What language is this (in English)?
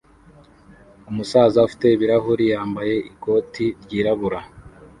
Kinyarwanda